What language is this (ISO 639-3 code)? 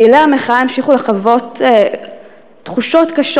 heb